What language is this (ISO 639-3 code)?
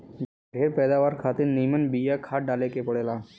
bho